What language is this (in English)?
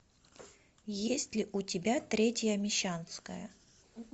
Russian